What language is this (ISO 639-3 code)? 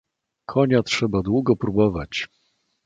pol